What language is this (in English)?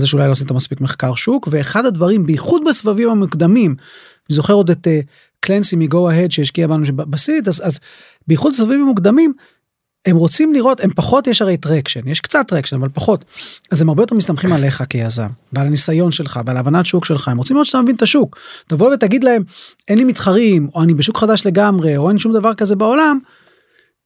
Hebrew